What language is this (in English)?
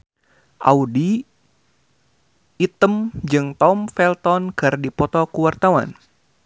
Sundanese